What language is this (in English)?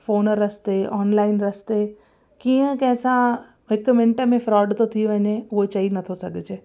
Sindhi